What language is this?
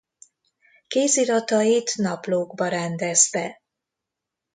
Hungarian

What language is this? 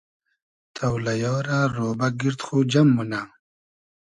Hazaragi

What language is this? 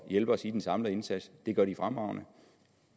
Danish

